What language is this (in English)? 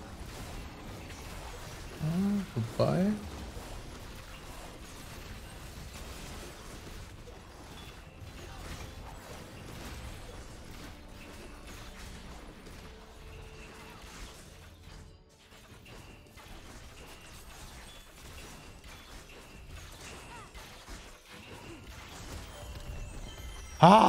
German